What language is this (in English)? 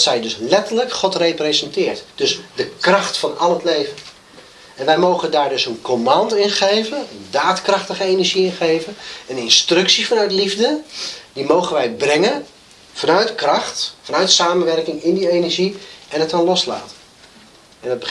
Dutch